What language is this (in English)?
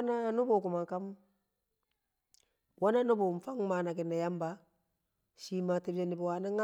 Kamo